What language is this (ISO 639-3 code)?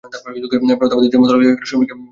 ben